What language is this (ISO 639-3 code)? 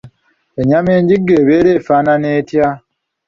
lug